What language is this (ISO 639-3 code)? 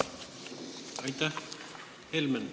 est